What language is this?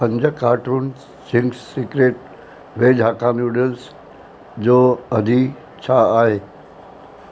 Sindhi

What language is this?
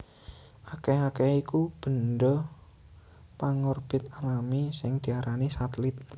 Javanese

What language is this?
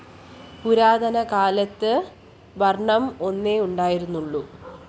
Malayalam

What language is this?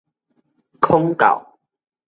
Min Nan Chinese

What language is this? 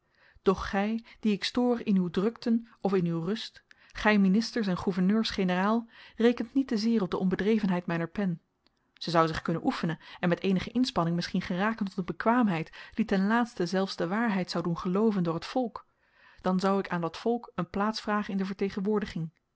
Dutch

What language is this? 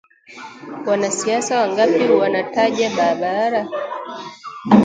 Swahili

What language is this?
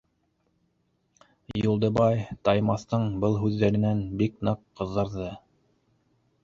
Bashkir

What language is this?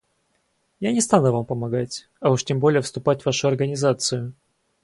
Russian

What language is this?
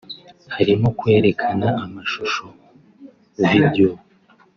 Kinyarwanda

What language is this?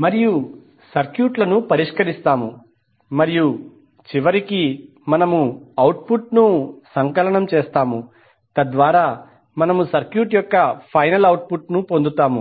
Telugu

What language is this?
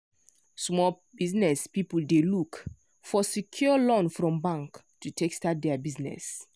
Nigerian Pidgin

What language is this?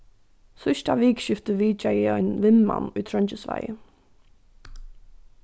Faroese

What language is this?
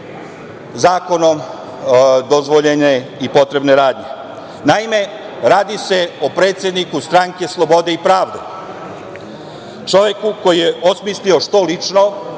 Serbian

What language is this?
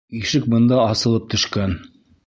Bashkir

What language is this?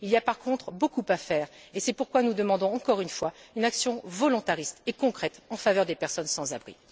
French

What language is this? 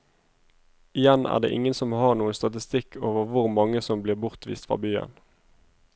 Norwegian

